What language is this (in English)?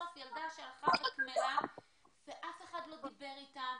Hebrew